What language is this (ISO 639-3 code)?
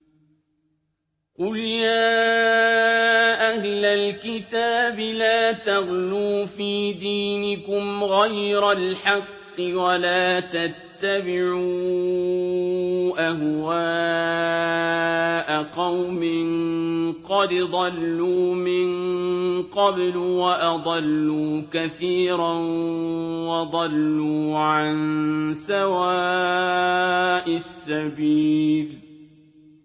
ara